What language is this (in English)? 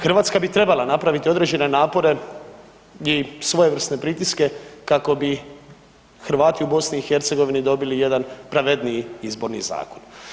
Croatian